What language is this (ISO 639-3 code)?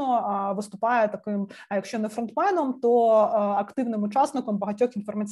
ukr